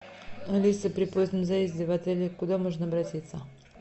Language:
Russian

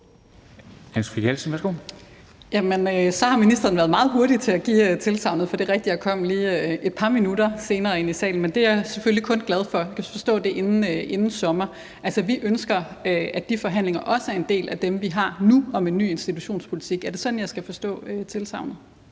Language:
Danish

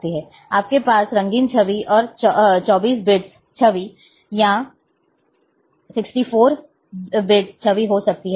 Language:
Hindi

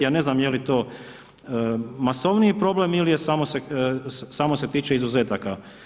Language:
Croatian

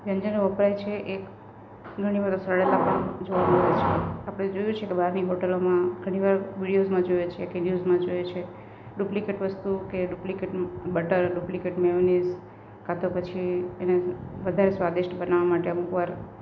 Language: Gujarati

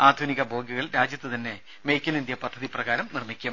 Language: Malayalam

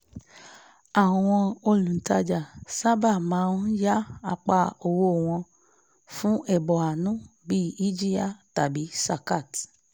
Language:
Yoruba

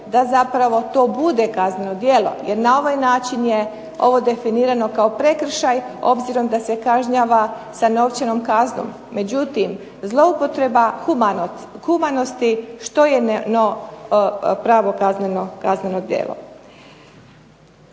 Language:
Croatian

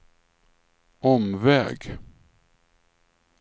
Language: Swedish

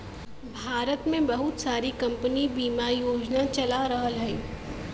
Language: Bhojpuri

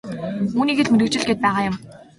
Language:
Mongolian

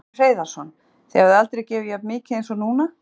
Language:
Icelandic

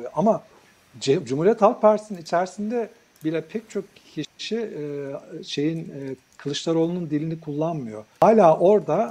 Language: Turkish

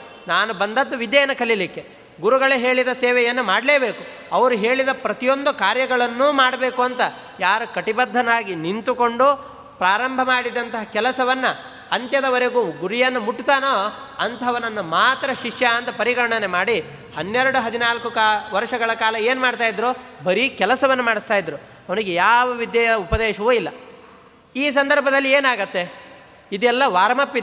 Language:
Kannada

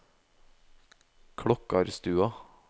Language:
Norwegian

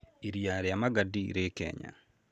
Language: Kikuyu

